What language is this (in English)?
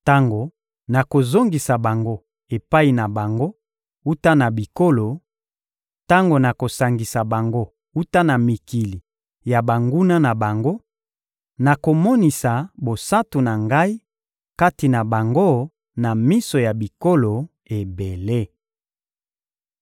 Lingala